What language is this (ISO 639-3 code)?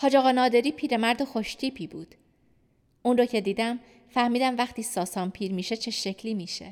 fas